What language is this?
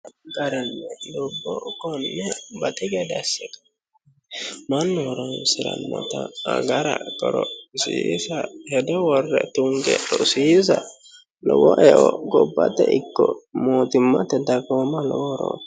Sidamo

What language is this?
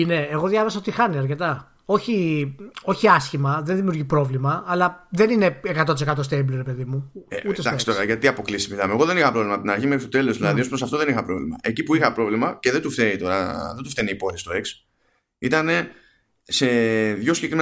Greek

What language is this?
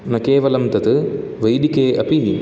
Sanskrit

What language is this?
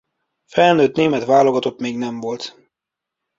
Hungarian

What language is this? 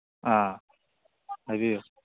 Manipuri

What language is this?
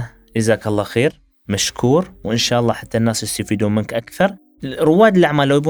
Arabic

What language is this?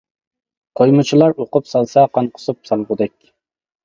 Uyghur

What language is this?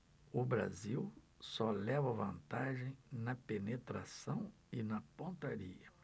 Portuguese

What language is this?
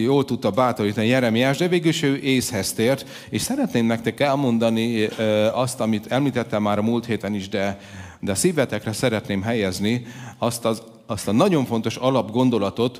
Hungarian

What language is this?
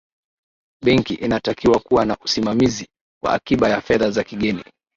Swahili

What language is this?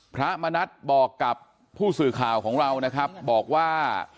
Thai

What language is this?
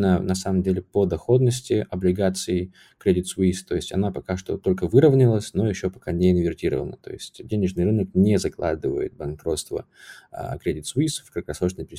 Russian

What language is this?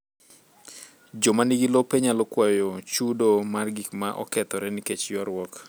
Luo (Kenya and Tanzania)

